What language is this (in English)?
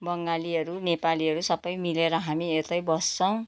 Nepali